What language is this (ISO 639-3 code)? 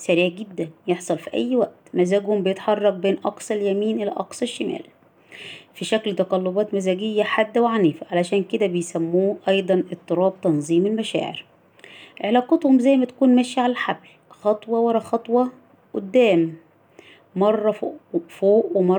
ara